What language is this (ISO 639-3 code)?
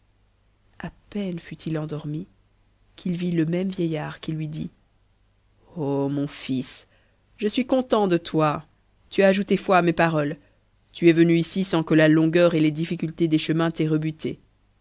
fra